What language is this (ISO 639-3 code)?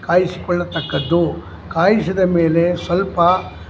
kan